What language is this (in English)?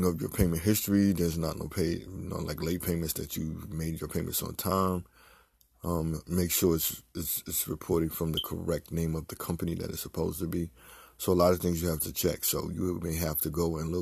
English